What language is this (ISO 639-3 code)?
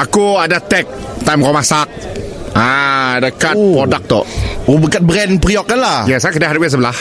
msa